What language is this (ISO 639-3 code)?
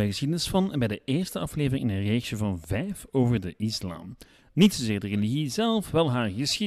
nld